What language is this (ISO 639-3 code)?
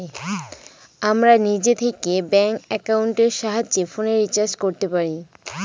ben